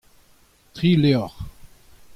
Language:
Breton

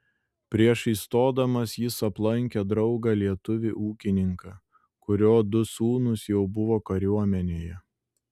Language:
Lithuanian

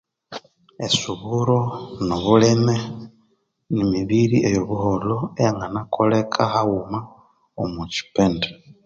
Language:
Konzo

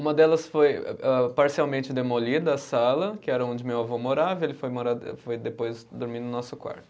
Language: Portuguese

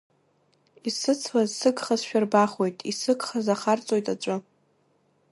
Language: Abkhazian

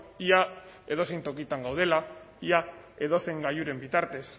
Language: Basque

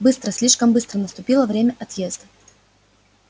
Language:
Russian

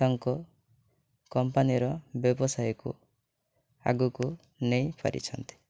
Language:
Odia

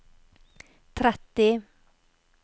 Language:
Norwegian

